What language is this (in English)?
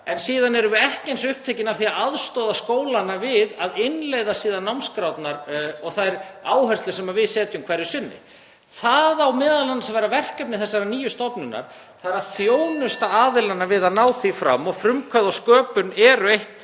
Icelandic